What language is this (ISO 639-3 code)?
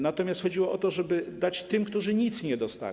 pol